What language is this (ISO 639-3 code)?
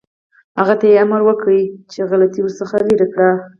pus